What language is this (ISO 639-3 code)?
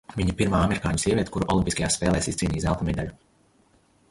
lav